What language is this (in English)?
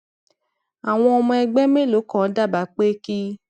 Yoruba